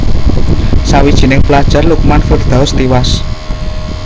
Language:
Javanese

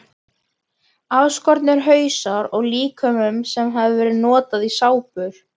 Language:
Icelandic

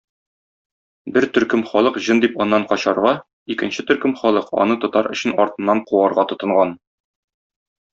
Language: Tatar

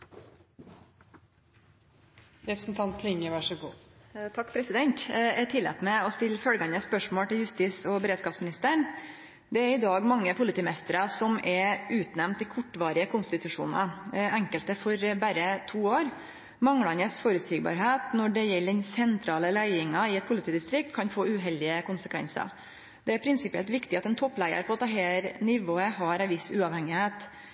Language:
Norwegian Nynorsk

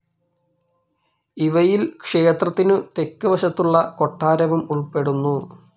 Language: Malayalam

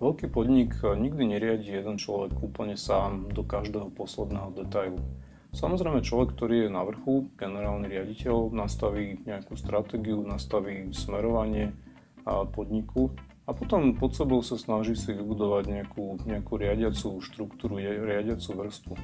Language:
Dutch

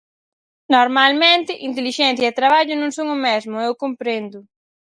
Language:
Galician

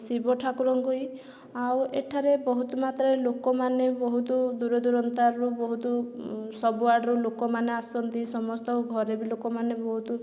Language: Odia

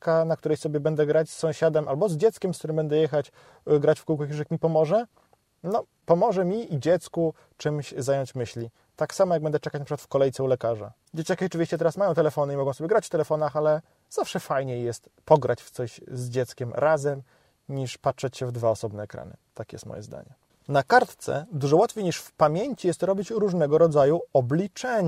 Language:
Polish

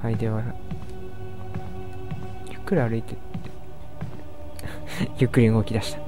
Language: Japanese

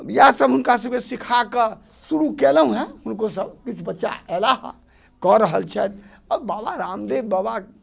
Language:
Maithili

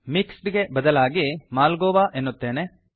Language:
Kannada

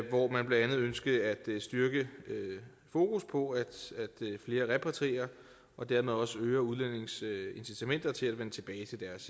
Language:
Danish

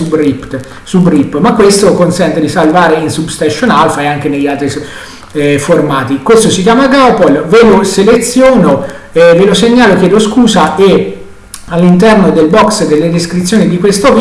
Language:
Italian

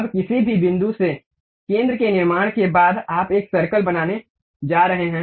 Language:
Hindi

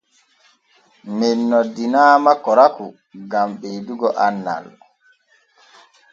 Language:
Borgu Fulfulde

